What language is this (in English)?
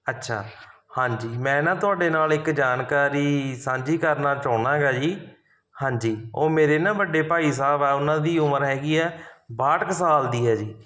Punjabi